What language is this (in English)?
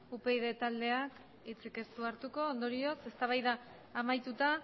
Basque